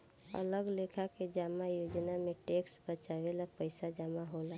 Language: Bhojpuri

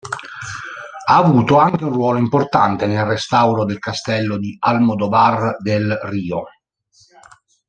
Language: Italian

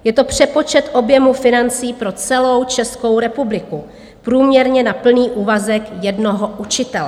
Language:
Czech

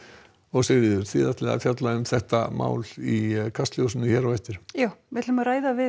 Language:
Icelandic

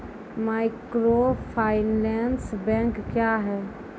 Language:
Maithili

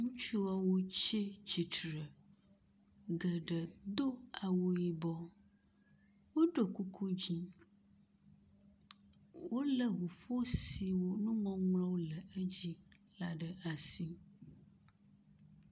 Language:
Ewe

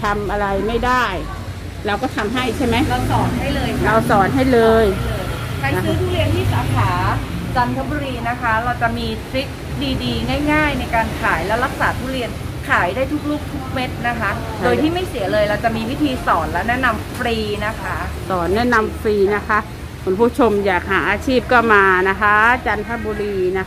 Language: Thai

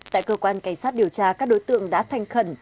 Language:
Vietnamese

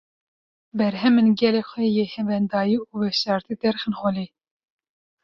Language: Kurdish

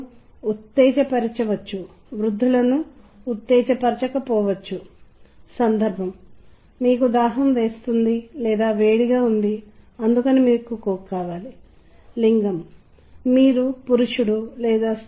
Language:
Telugu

